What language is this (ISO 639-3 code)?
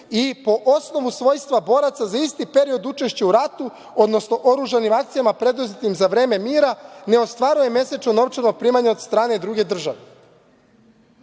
srp